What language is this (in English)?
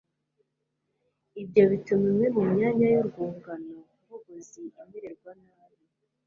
Kinyarwanda